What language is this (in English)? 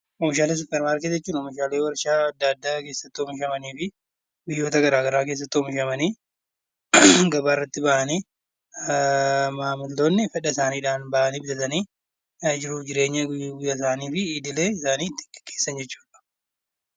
Oromo